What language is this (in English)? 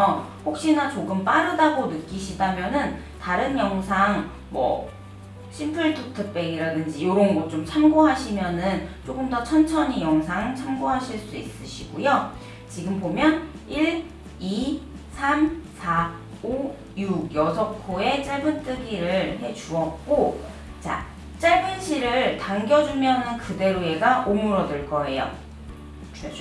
Korean